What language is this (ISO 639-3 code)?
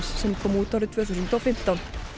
isl